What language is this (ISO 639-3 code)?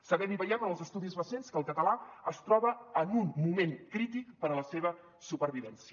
cat